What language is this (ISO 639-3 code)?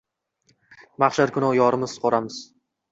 uzb